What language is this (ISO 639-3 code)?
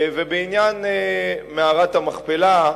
heb